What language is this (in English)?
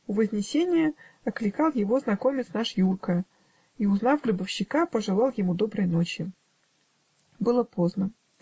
Russian